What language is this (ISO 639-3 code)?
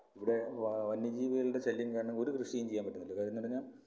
mal